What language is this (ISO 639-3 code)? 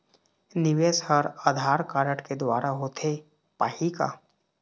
hne